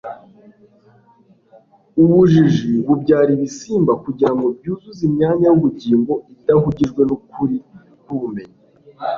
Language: Kinyarwanda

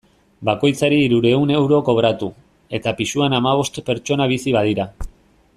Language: Basque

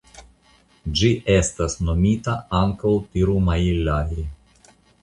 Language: Esperanto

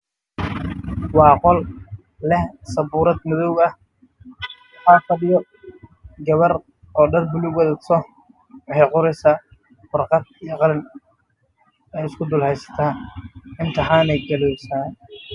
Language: Somali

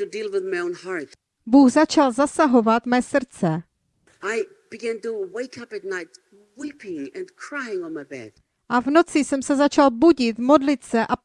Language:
Czech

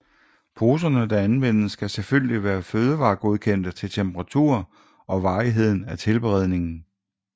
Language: Danish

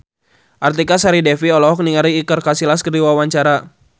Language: Sundanese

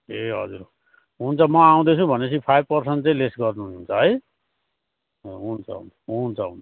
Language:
Nepali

